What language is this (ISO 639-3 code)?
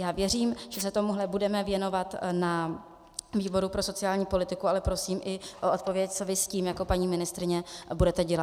ces